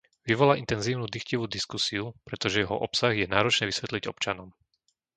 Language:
Slovak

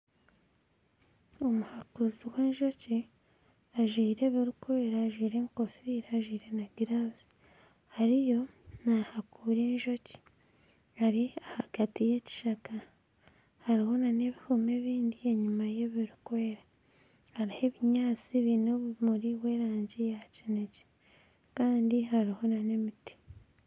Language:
Nyankole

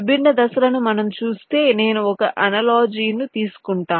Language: Telugu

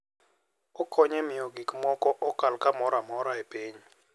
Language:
Luo (Kenya and Tanzania)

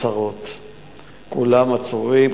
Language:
Hebrew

